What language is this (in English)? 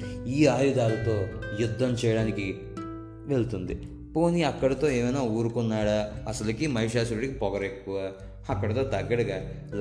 Telugu